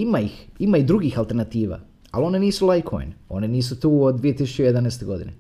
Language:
Croatian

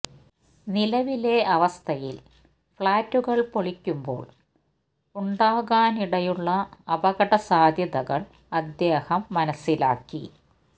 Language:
Malayalam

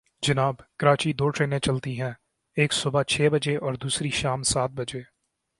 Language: Urdu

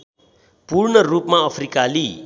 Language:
Nepali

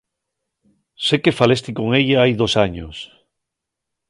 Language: Asturian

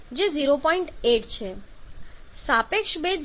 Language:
Gujarati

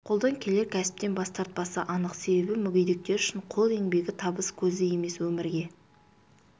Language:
Kazakh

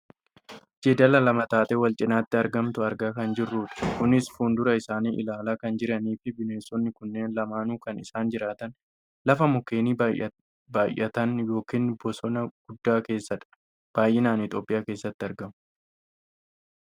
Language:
Oromo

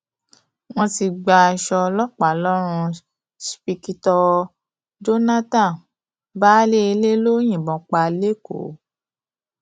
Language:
Yoruba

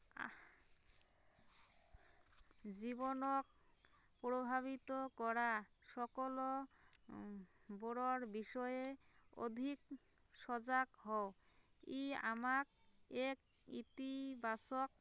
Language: Assamese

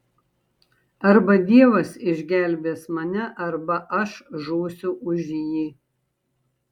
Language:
Lithuanian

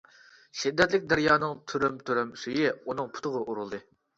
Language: Uyghur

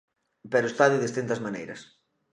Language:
Galician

